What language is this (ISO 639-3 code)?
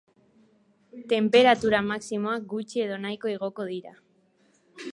eus